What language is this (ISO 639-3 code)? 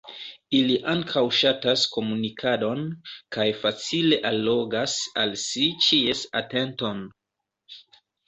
epo